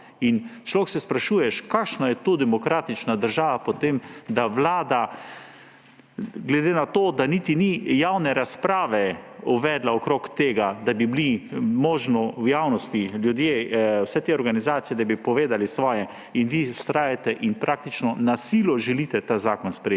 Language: Slovenian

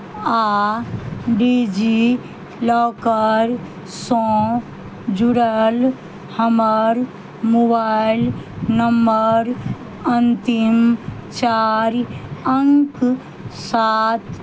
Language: Maithili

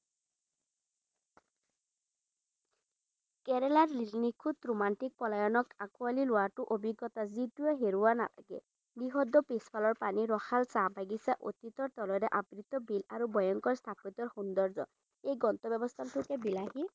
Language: Assamese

